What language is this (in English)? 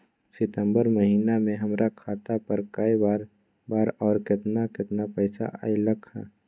Magahi